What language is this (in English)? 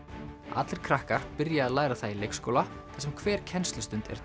Icelandic